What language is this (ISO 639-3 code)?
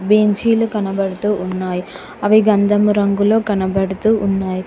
tel